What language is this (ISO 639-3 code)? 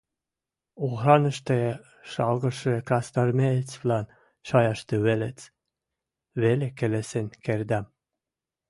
mrj